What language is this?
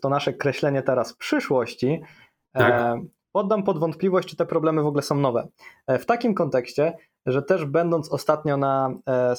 Polish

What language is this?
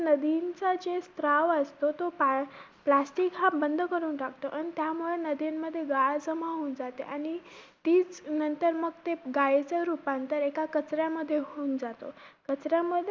Marathi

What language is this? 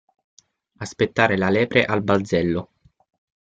Italian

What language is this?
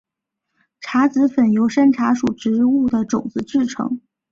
Chinese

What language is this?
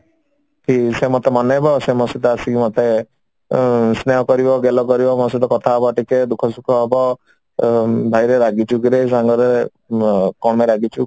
Odia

